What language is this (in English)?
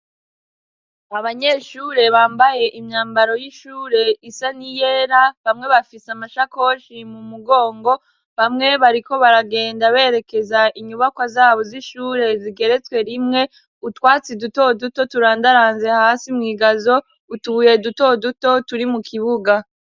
Rundi